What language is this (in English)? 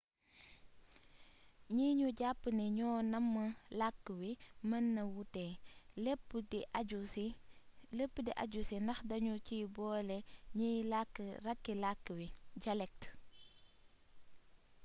Wolof